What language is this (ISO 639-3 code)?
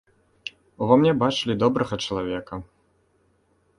bel